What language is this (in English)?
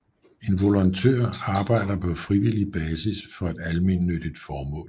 Danish